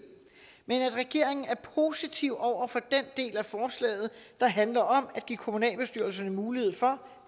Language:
Danish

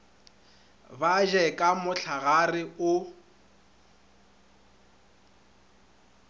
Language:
Northern Sotho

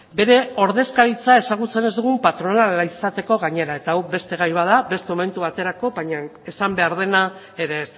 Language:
Basque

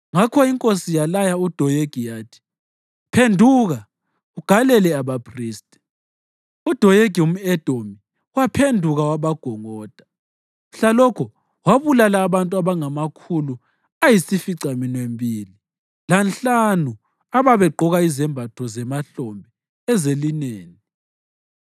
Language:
North Ndebele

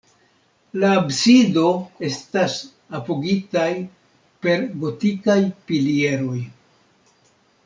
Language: Esperanto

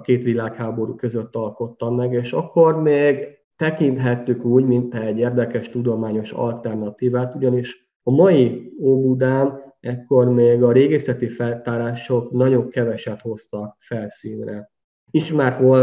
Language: Hungarian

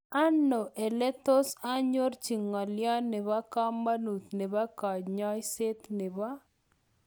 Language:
Kalenjin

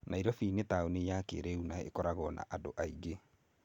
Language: Kikuyu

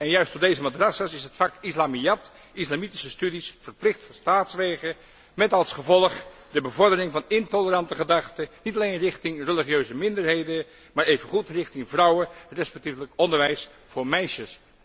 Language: Dutch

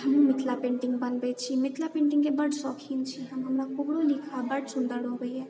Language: Maithili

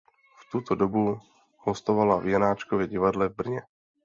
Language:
Czech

